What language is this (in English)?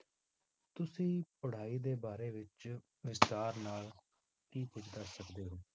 Punjabi